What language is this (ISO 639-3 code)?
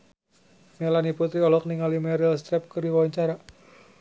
sun